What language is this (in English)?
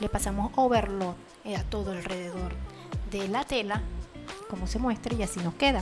Spanish